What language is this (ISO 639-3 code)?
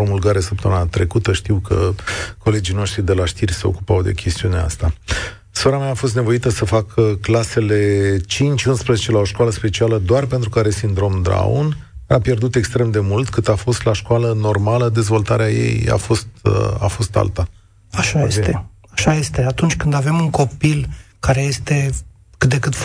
ron